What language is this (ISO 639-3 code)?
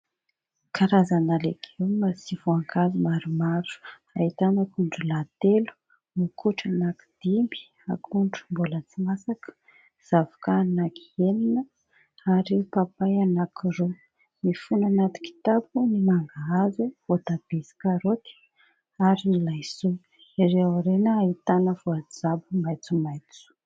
mlg